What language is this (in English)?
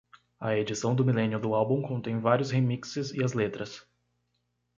Portuguese